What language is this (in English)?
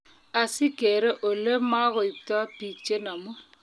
Kalenjin